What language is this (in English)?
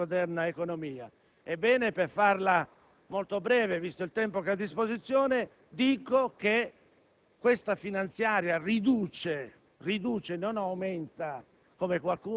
Italian